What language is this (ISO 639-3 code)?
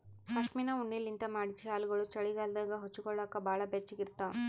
kan